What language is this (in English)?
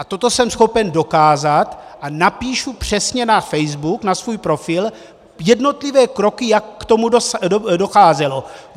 Czech